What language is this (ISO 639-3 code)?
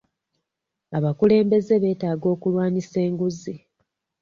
lug